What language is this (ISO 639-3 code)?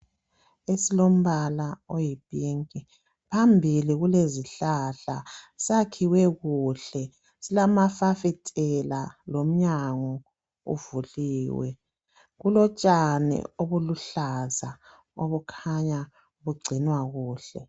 nde